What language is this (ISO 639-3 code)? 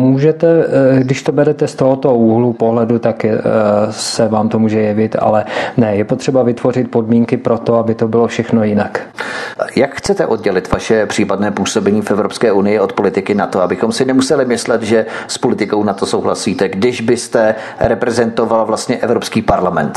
ces